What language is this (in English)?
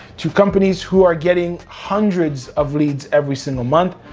English